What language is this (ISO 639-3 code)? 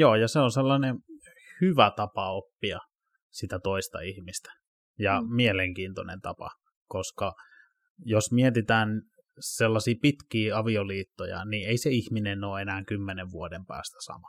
fin